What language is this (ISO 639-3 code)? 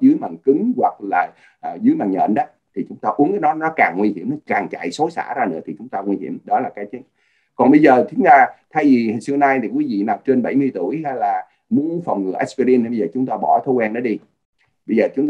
vie